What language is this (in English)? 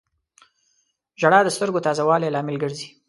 Pashto